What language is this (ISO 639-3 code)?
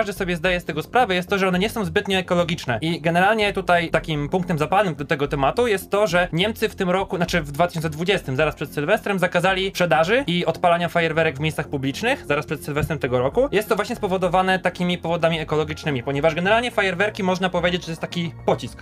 pol